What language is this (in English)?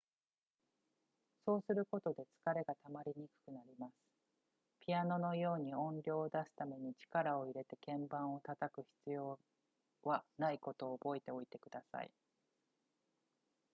Japanese